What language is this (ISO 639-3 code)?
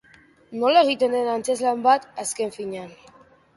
eus